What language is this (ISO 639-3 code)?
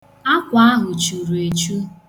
ibo